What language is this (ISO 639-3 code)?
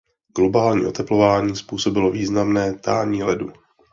ces